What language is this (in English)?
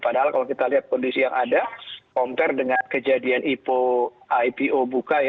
Indonesian